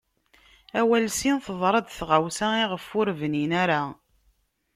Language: Kabyle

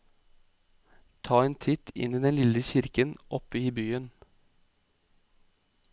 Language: Norwegian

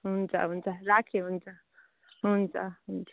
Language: Nepali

